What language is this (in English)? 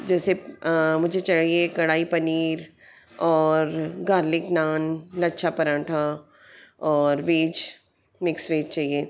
Hindi